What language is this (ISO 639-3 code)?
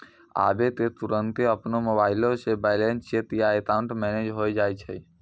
mai